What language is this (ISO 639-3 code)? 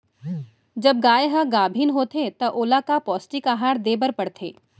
hne